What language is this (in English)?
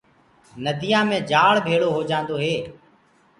Gurgula